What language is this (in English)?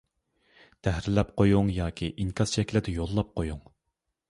Uyghur